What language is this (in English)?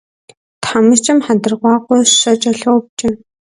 Kabardian